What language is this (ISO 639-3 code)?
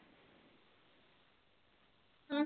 pan